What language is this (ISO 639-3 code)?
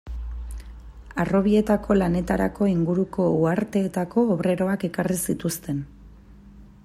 eus